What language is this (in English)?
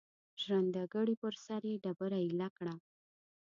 Pashto